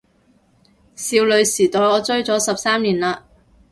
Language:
Cantonese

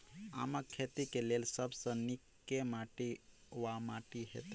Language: Maithili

